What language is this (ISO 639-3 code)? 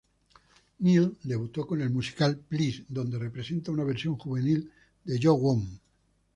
spa